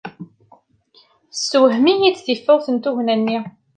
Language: Kabyle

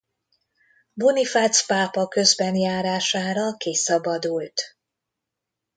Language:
Hungarian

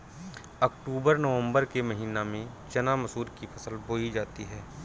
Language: Hindi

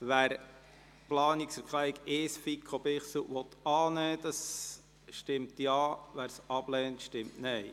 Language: Swiss German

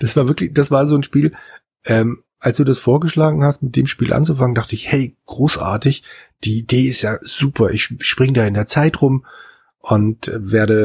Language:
German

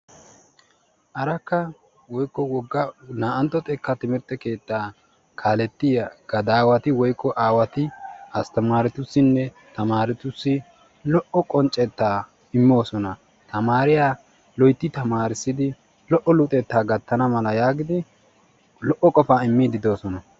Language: Wolaytta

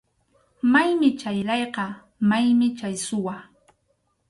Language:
Arequipa-La Unión Quechua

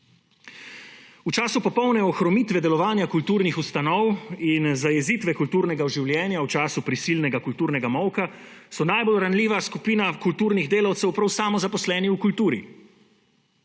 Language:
Slovenian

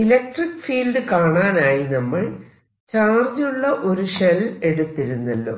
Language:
Malayalam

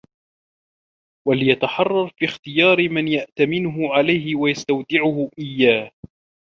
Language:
Arabic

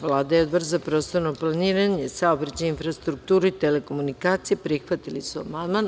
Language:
Serbian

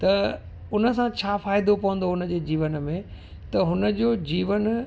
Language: Sindhi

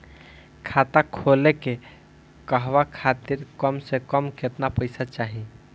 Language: Bhojpuri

